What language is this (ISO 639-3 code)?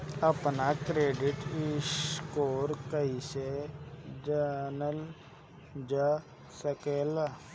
bho